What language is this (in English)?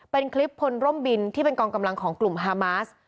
Thai